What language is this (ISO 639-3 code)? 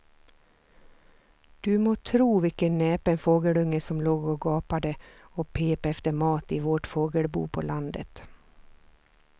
swe